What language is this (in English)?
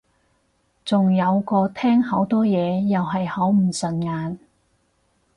Cantonese